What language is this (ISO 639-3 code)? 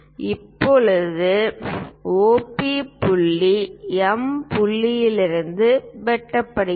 tam